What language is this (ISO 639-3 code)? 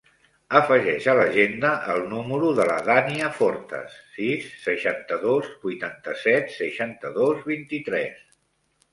cat